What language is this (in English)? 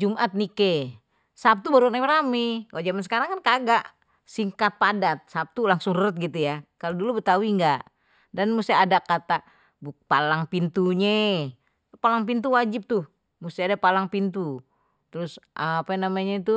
Betawi